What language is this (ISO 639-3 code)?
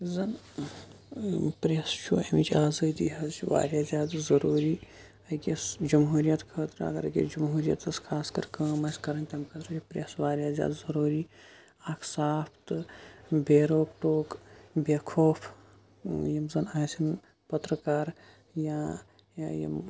kas